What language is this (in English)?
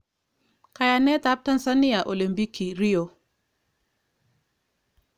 Kalenjin